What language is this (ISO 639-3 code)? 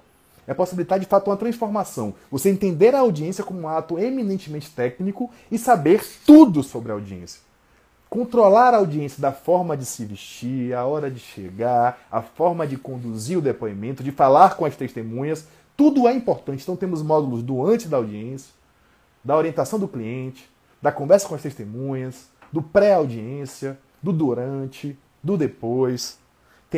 por